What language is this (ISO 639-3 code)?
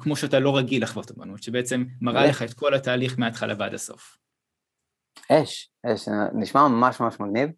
heb